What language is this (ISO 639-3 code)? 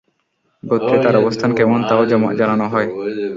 ben